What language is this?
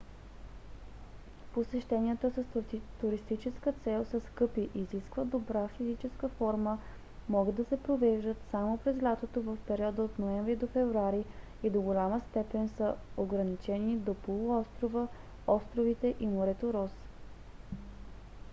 Bulgarian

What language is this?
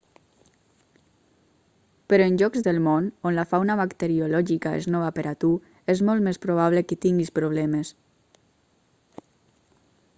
Catalan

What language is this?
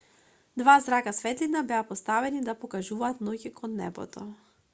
Macedonian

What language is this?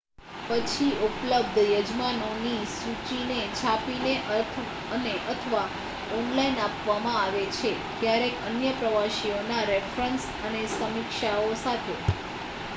Gujarati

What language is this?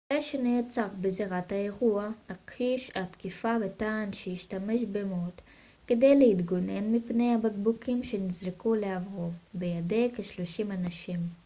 Hebrew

